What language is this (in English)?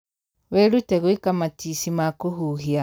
Kikuyu